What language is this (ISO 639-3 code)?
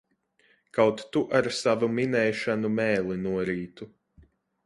lav